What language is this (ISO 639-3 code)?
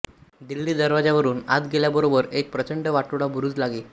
mar